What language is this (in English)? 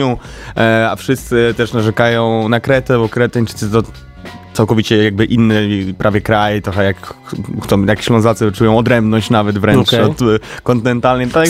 Polish